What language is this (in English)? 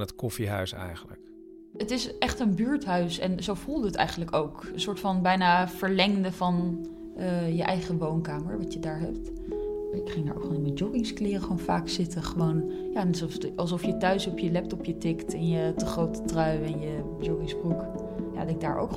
Dutch